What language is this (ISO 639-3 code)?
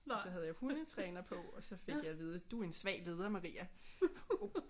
dan